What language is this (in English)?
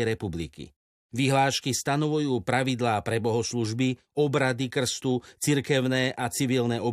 Slovak